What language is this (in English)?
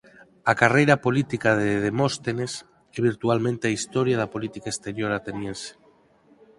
Galician